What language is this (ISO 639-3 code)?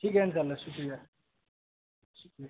urd